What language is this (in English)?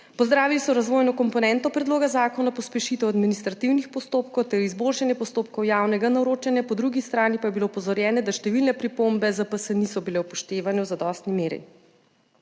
Slovenian